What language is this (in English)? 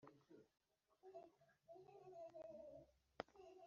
Kinyarwanda